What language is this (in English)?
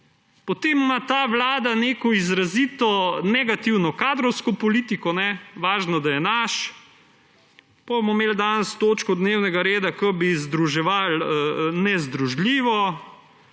Slovenian